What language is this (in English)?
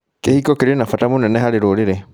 Kikuyu